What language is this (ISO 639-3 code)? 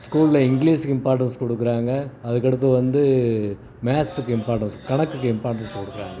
tam